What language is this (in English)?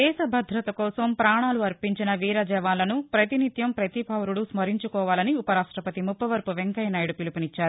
Telugu